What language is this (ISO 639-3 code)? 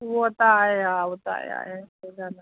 snd